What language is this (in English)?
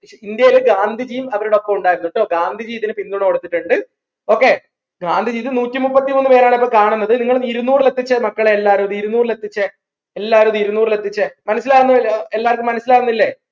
Malayalam